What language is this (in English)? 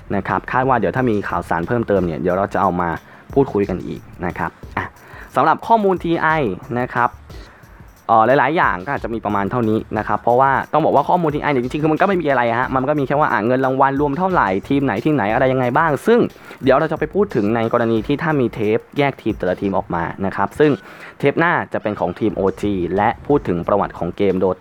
Thai